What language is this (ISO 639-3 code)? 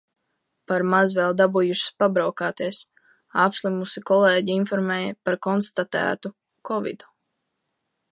lav